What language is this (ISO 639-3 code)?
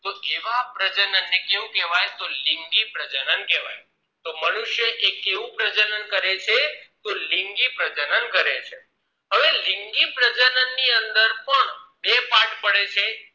guj